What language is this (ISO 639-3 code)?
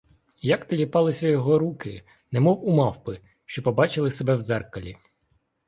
ukr